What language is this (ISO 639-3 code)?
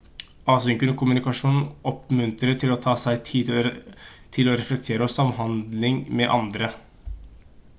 nob